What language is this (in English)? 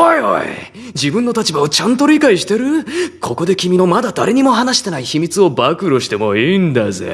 Japanese